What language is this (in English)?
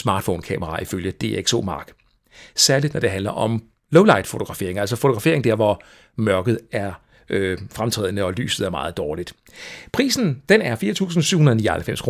Danish